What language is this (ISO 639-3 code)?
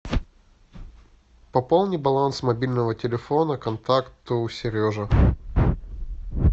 rus